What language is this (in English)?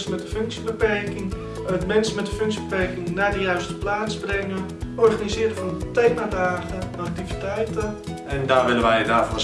Dutch